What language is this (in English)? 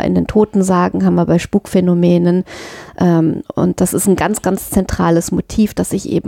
German